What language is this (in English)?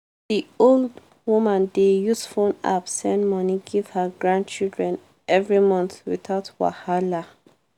Nigerian Pidgin